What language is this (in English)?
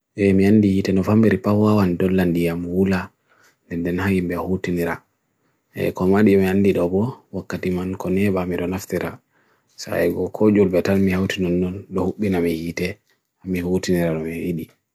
Bagirmi Fulfulde